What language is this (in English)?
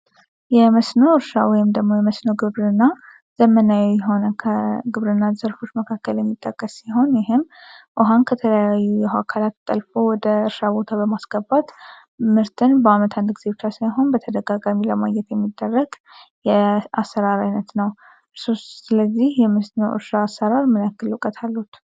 Amharic